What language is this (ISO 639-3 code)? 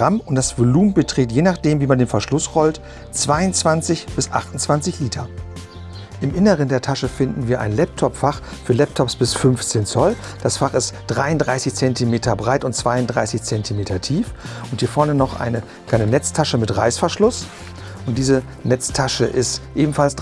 deu